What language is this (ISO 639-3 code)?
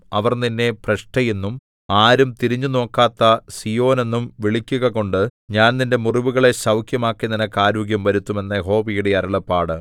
mal